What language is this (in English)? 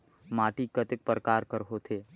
Chhattisgarhi